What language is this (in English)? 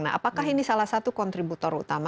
Indonesian